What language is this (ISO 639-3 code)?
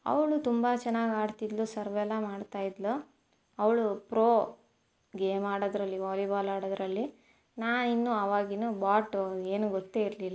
kan